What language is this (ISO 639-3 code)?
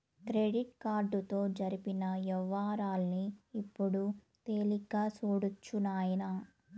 tel